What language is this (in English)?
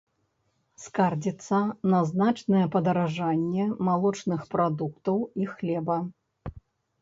Belarusian